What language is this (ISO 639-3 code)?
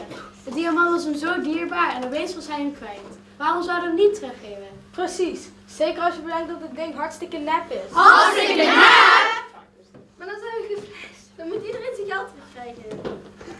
nld